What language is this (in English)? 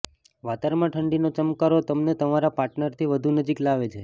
Gujarati